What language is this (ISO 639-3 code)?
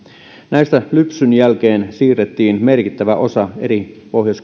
fin